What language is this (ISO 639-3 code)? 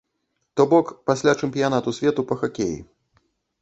bel